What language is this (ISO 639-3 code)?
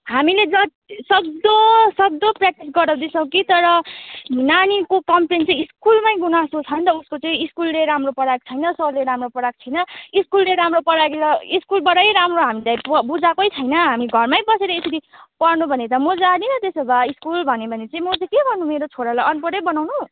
nep